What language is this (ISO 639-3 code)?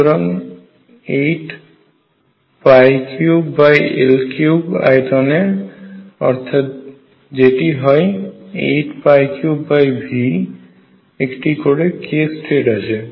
ben